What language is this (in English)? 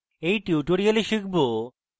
Bangla